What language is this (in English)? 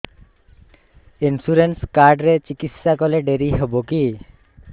Odia